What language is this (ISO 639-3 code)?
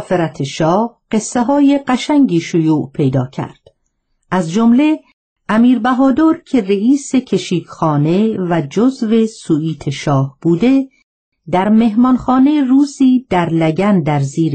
fas